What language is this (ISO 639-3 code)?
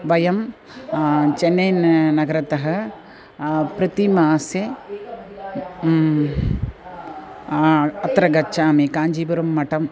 san